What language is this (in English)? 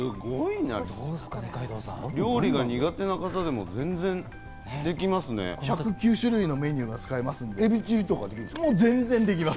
Japanese